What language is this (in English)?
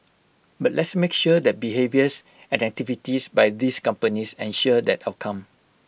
English